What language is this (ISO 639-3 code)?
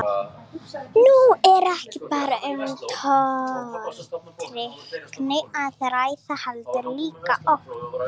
isl